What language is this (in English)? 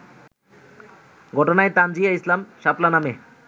Bangla